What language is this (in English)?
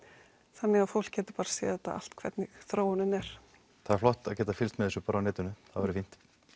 Icelandic